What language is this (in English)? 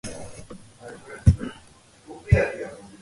Georgian